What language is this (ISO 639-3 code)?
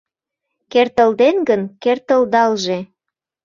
chm